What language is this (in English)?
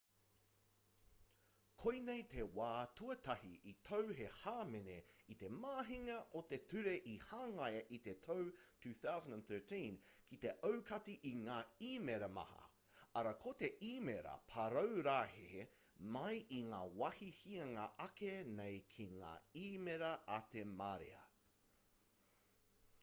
Māori